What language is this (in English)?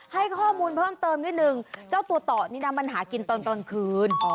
Thai